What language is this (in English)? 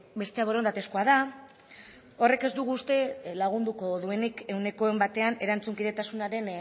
Basque